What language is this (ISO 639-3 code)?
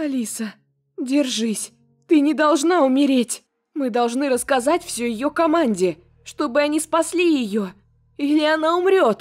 rus